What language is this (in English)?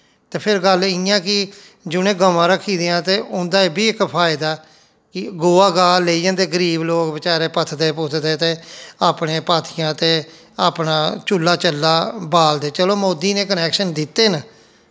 Dogri